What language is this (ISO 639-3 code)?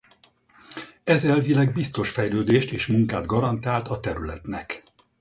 hun